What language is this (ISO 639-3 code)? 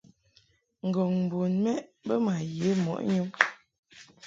mhk